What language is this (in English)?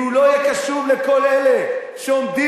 Hebrew